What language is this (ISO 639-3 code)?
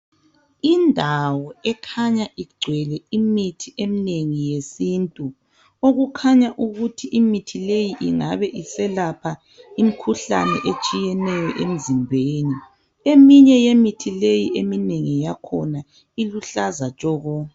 nde